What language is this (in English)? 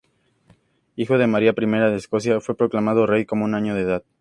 Spanish